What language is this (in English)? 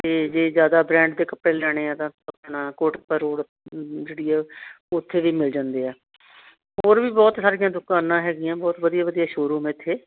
Punjabi